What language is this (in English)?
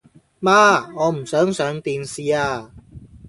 Cantonese